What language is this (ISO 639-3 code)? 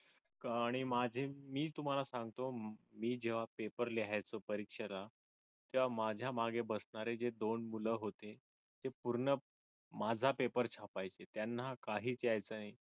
mar